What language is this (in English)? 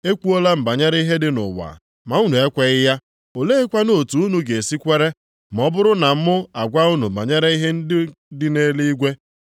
Igbo